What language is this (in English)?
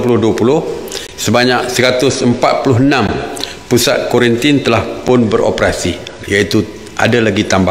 Malay